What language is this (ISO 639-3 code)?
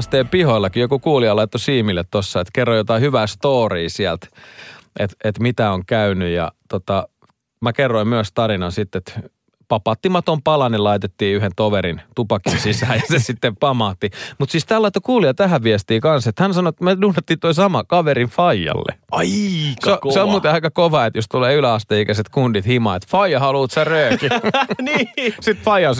fin